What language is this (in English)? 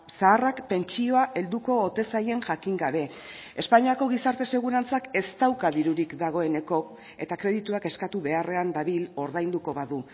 Basque